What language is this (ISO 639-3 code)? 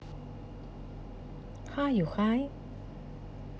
rus